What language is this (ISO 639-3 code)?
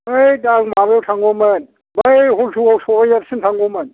brx